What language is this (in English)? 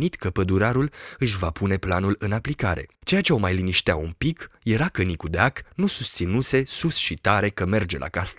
Romanian